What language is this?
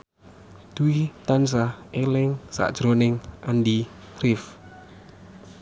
Javanese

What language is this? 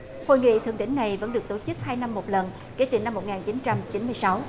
Vietnamese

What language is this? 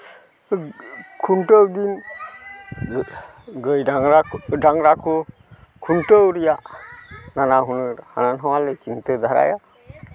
Santali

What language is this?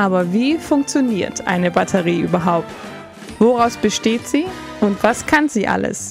German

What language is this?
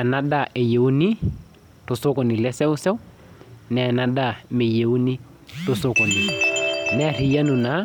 Masai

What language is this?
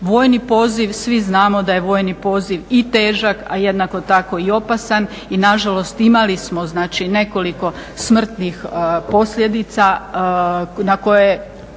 Croatian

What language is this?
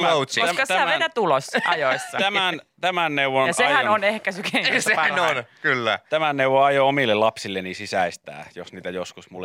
Finnish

